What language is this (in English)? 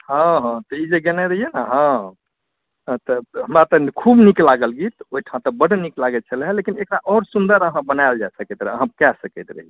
Maithili